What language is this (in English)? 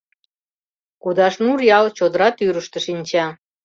Mari